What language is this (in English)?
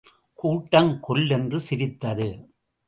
Tamil